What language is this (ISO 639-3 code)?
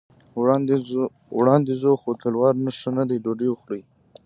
pus